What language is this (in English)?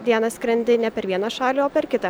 Lithuanian